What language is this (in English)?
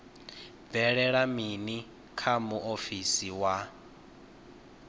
Venda